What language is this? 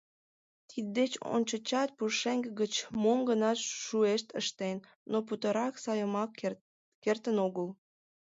Mari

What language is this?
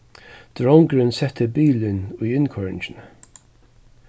Faroese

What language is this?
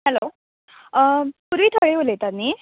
Konkani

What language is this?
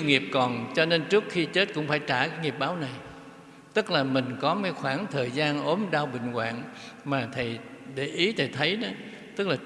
Vietnamese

